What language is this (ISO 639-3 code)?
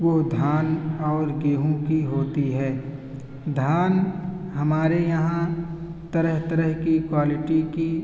urd